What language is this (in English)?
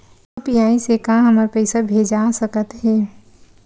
Chhattisgarhi